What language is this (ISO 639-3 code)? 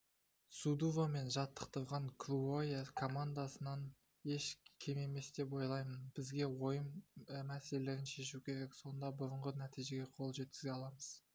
kaz